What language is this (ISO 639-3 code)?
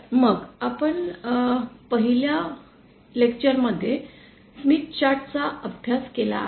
mar